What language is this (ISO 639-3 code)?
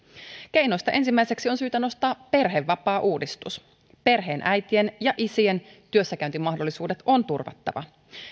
fin